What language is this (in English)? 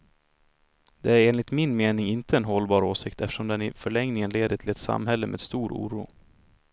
Swedish